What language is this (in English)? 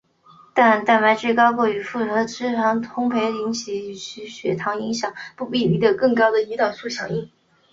Chinese